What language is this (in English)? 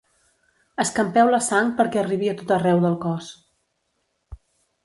Catalan